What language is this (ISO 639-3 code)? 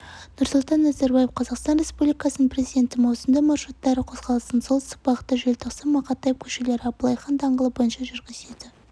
kaz